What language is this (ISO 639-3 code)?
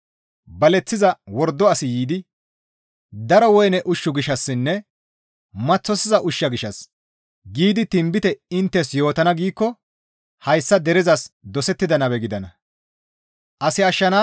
gmv